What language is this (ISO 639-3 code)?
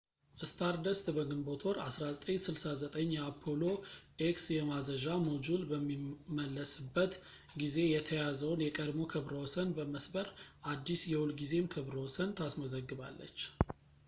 amh